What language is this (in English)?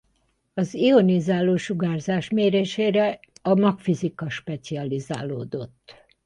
Hungarian